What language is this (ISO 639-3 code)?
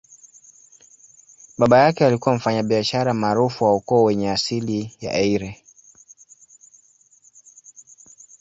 swa